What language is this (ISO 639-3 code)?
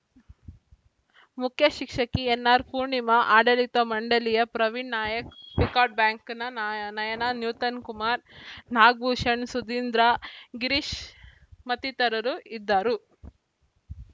kan